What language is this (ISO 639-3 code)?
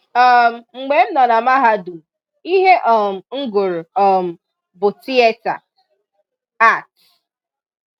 ibo